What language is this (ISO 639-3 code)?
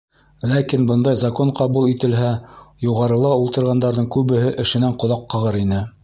bak